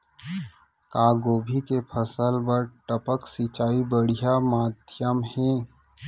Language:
Chhattisgarhi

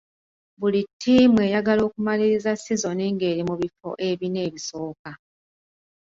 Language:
Ganda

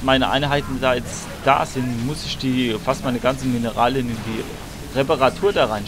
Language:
German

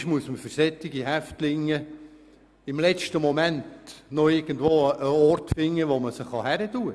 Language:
Swiss German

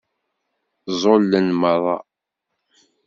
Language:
Kabyle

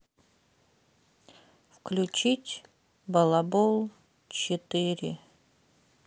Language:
Russian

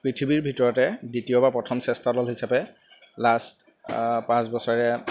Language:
Assamese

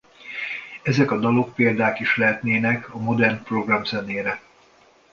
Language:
Hungarian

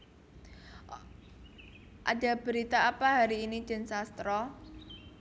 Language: Javanese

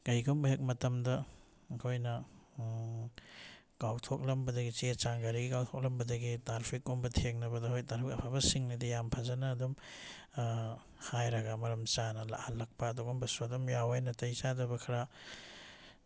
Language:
Manipuri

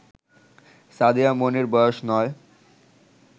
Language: Bangla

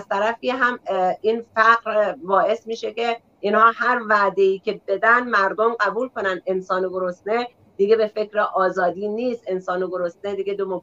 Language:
Persian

